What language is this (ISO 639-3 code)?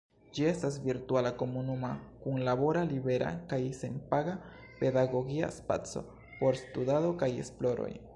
epo